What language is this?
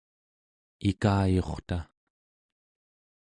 Central Yupik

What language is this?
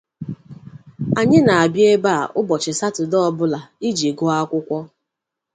Igbo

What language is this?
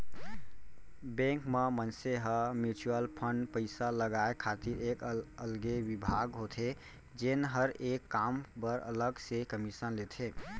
Chhattisgarhi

